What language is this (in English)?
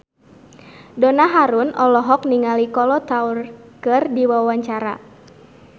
Sundanese